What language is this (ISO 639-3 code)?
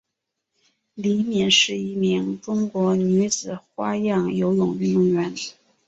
zho